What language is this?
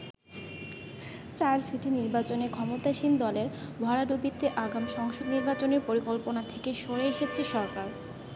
Bangla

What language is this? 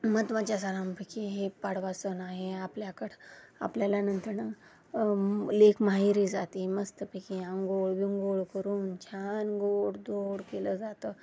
Marathi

